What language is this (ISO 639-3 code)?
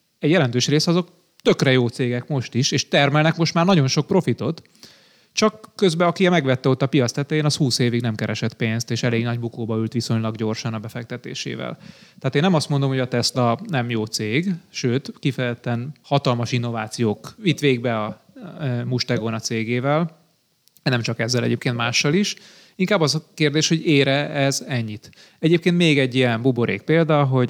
hun